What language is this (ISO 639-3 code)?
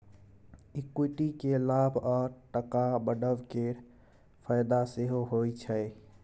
mai